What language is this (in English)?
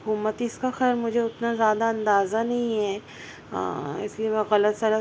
Urdu